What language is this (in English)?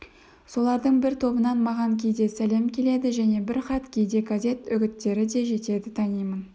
Kazakh